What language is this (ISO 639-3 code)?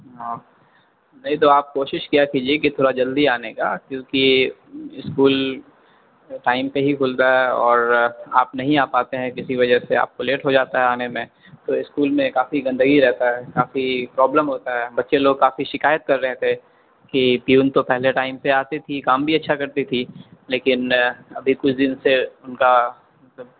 urd